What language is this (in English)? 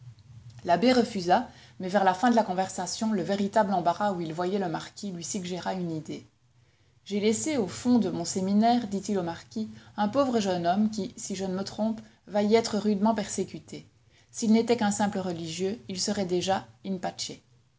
French